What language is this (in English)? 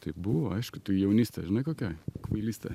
Lithuanian